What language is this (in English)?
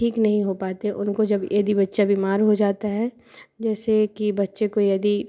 Hindi